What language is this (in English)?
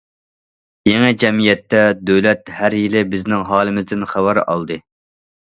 Uyghur